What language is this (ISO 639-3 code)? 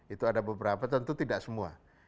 ind